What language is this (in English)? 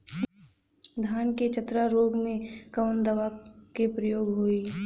Bhojpuri